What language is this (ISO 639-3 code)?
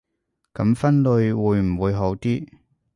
yue